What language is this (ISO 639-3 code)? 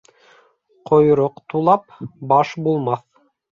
bak